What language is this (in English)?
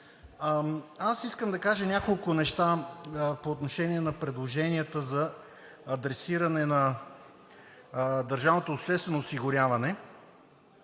Bulgarian